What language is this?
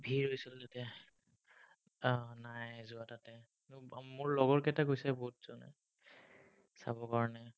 Assamese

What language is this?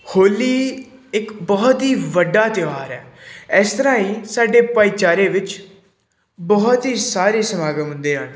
Punjabi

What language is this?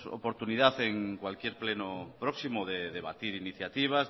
Spanish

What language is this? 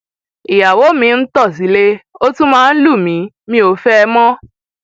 Yoruba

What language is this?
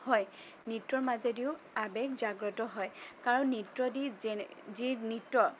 Assamese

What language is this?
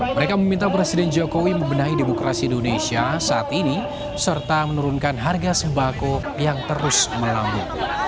Indonesian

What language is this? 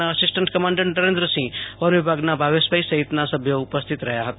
Gujarati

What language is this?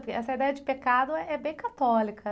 Portuguese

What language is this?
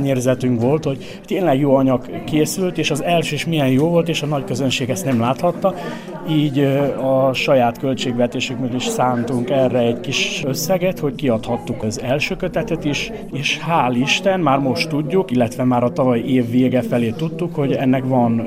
Hungarian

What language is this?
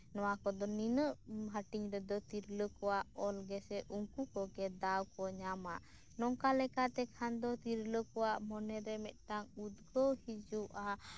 Santali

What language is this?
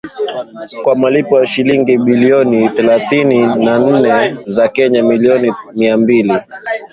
Swahili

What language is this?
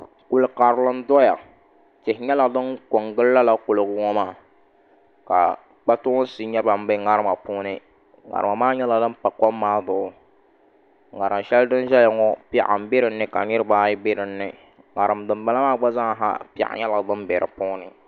Dagbani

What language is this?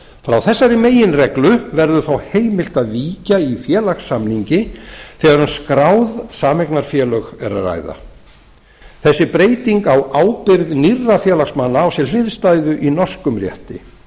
Icelandic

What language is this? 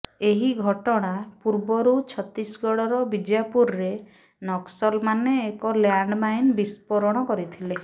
Odia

